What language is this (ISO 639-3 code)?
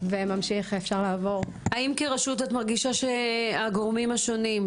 heb